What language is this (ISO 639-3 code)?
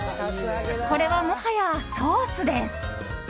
jpn